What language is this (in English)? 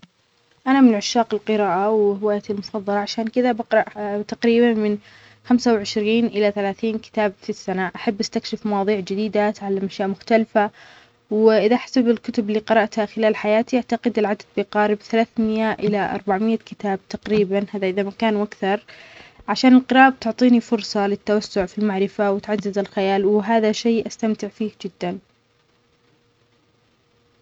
Omani Arabic